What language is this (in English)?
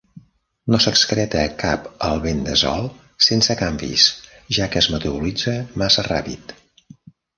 Catalan